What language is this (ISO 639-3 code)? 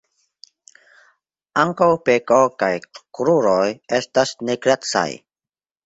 epo